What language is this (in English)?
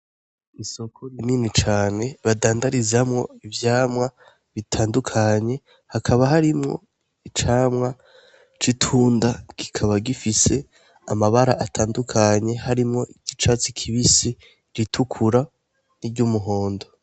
Rundi